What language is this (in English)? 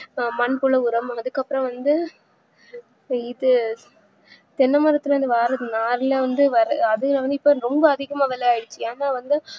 Tamil